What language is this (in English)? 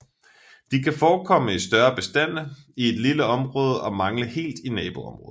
Danish